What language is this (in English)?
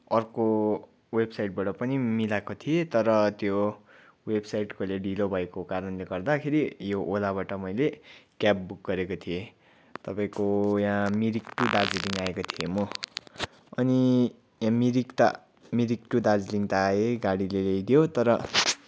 Nepali